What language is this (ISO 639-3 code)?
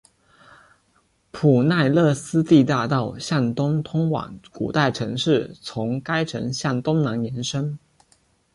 zho